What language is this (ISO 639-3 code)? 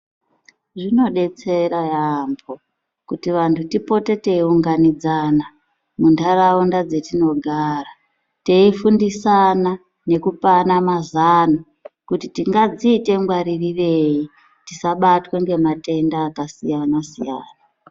ndc